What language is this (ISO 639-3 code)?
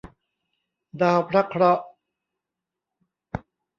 tha